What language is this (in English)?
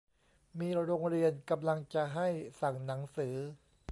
Thai